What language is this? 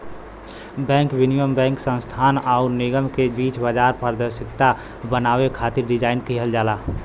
Bhojpuri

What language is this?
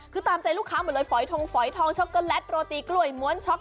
Thai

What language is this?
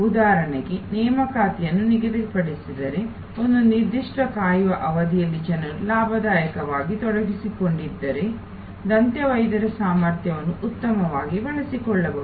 Kannada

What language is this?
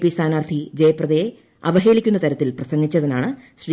Malayalam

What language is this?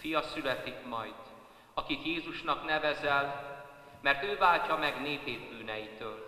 Hungarian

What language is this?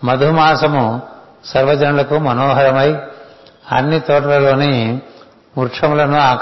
Telugu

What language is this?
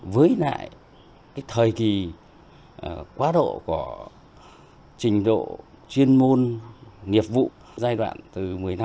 Vietnamese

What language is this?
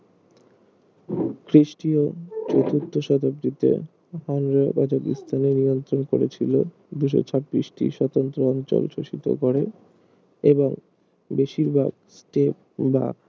Bangla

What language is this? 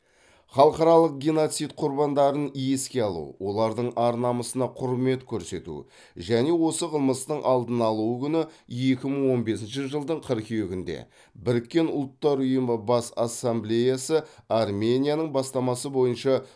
Kazakh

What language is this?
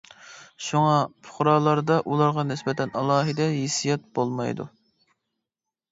Uyghur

